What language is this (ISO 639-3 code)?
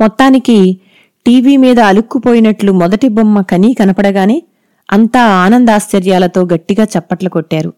tel